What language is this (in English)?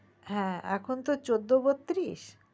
Bangla